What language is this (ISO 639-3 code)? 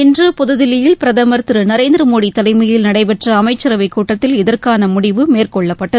tam